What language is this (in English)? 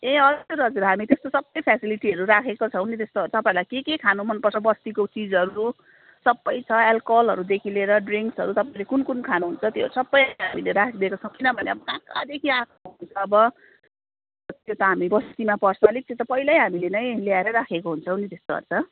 Nepali